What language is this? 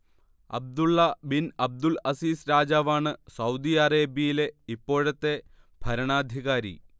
Malayalam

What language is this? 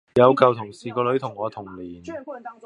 Cantonese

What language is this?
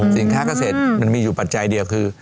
Thai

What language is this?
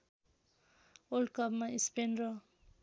Nepali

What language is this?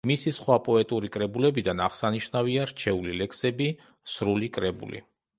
Georgian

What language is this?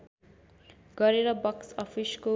Nepali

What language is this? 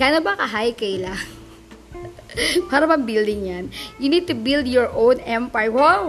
Filipino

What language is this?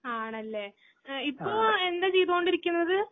Malayalam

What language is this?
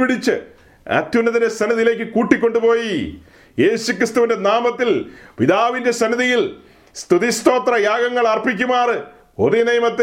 Malayalam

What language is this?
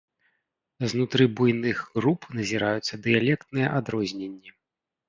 Belarusian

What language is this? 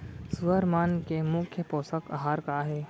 Chhattisgarhi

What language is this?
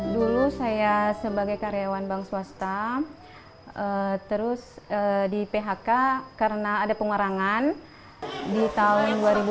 Indonesian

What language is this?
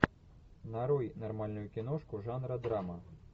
Russian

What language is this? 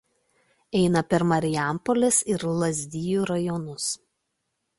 Lithuanian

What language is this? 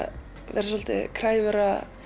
Icelandic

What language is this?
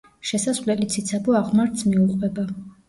Georgian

